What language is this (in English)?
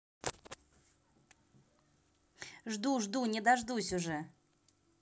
Russian